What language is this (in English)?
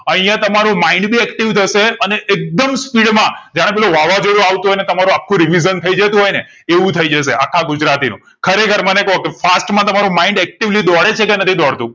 Gujarati